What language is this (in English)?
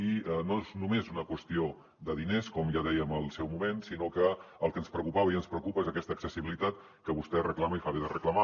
Catalan